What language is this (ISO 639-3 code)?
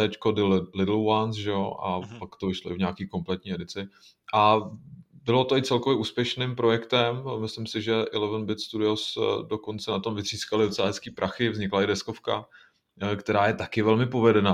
ces